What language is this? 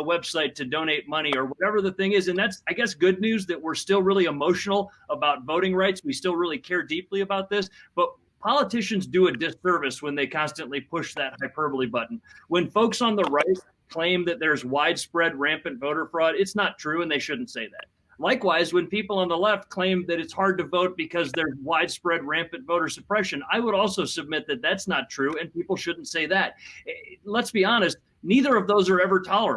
English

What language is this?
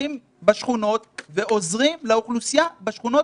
Hebrew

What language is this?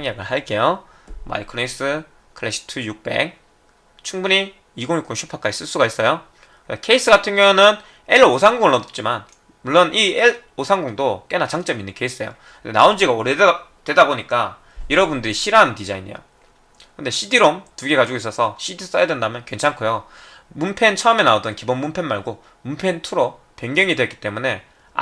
Korean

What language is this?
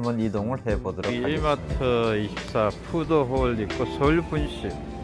Korean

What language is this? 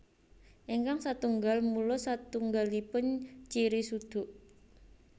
Javanese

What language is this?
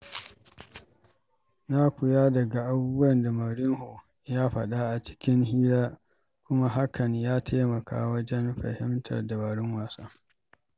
Hausa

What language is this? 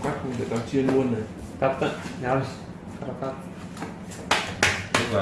Vietnamese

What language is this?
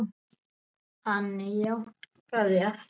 Icelandic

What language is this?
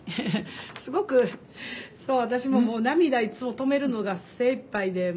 Japanese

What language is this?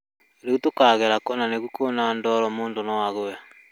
Kikuyu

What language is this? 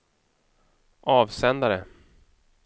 Swedish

